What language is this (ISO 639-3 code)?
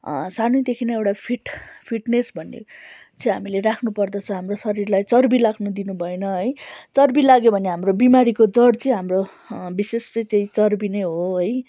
nep